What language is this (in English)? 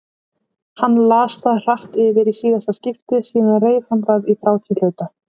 Icelandic